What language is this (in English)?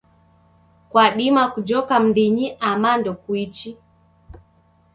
Taita